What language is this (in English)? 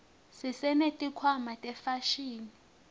Swati